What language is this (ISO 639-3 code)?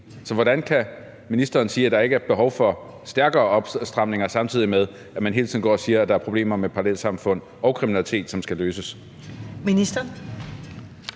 dan